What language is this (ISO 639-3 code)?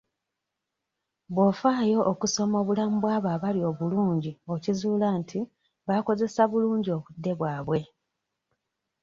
lug